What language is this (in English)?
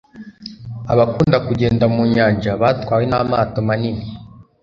Kinyarwanda